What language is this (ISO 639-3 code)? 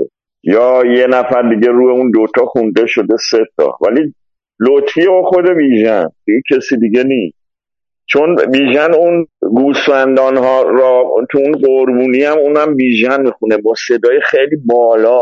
fas